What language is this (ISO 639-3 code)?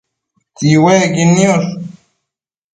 mcf